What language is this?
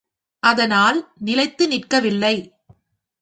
Tamil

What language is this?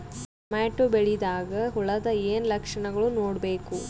Kannada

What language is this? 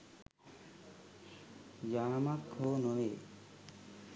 Sinhala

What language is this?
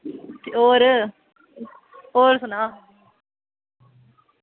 Dogri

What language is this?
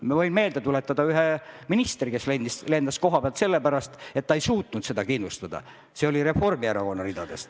Estonian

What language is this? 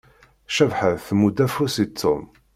Kabyle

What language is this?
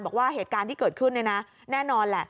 Thai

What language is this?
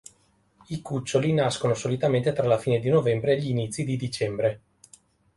Italian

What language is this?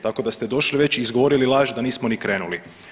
Croatian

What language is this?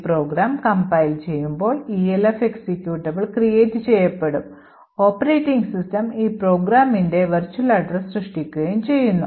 Malayalam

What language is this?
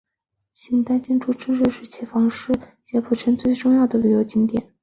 Chinese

